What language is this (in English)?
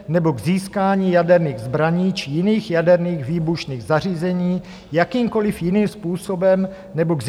Czech